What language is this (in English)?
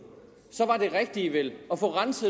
Danish